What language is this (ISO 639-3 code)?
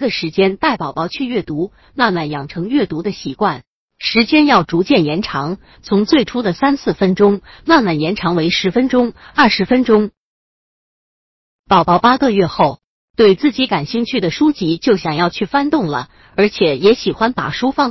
zho